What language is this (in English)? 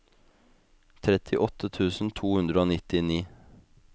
Norwegian